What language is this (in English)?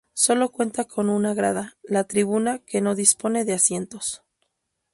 Spanish